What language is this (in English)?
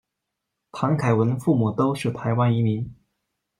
Chinese